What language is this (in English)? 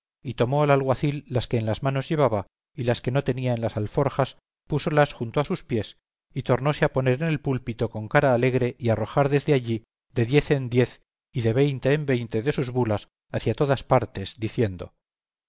Spanish